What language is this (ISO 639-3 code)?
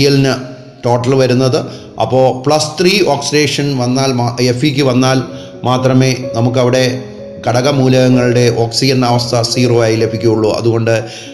mal